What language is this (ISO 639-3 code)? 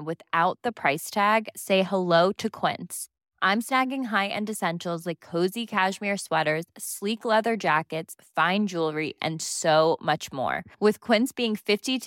swe